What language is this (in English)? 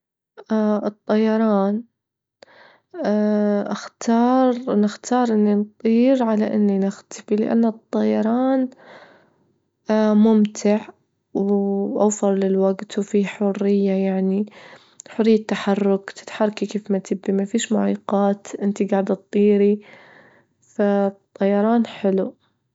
Libyan Arabic